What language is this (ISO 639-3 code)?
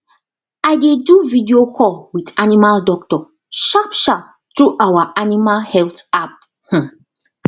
pcm